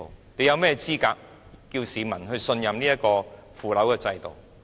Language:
Cantonese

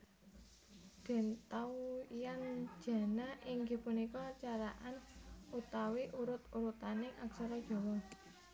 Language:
Javanese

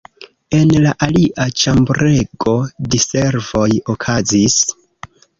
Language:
Esperanto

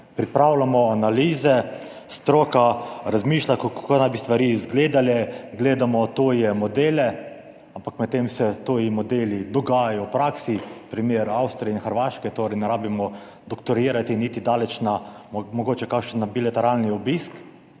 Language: Slovenian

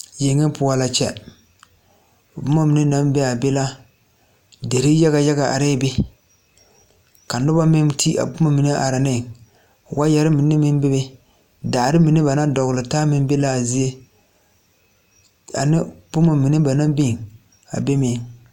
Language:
Southern Dagaare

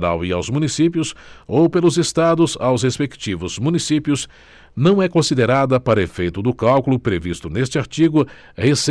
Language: Portuguese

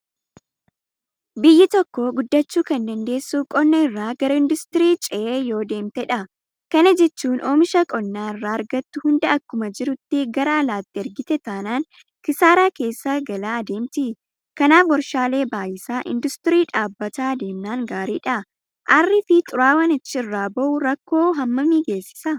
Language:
Oromo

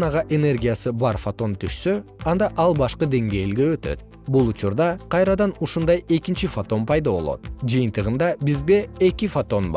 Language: Kyrgyz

